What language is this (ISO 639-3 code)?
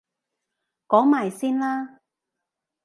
yue